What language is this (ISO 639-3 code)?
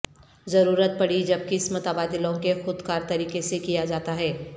urd